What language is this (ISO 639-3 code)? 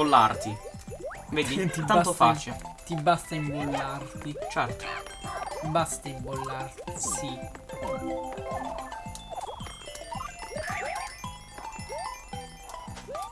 ita